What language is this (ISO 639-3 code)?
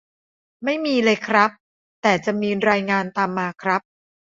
tha